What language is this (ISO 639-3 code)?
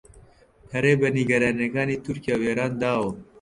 ckb